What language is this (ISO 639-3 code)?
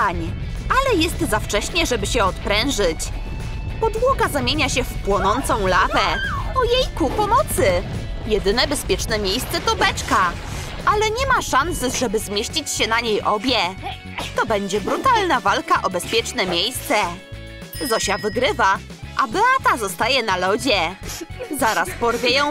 pol